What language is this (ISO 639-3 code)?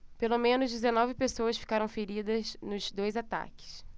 por